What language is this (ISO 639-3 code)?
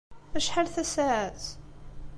kab